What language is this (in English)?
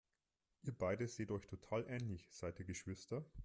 German